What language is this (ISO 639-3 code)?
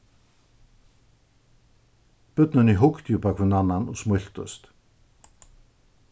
fao